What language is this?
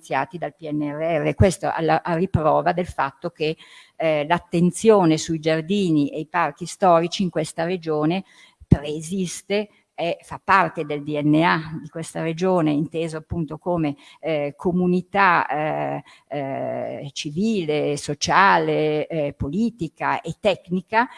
Italian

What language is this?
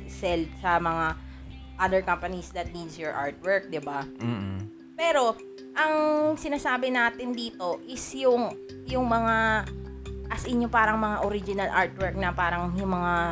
Filipino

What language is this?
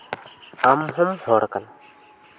Santali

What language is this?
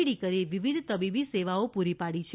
Gujarati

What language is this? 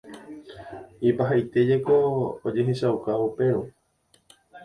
Guarani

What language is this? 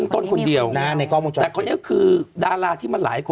Thai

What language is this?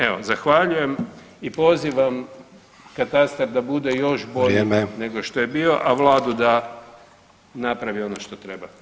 Croatian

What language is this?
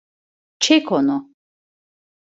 Turkish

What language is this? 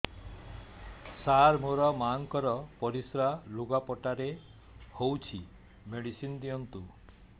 Odia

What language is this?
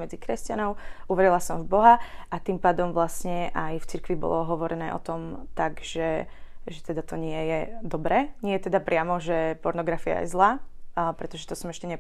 Slovak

